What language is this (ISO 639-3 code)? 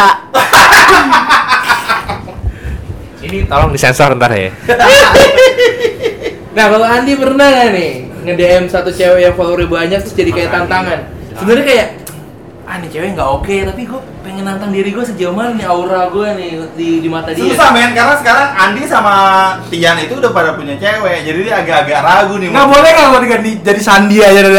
ind